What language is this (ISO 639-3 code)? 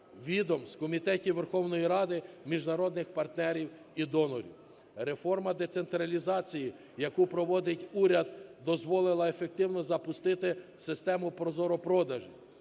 ukr